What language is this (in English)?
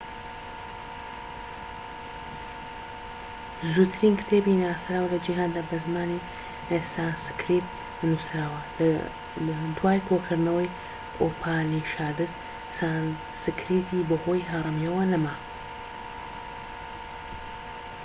Central Kurdish